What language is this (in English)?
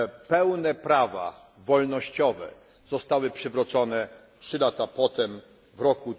Polish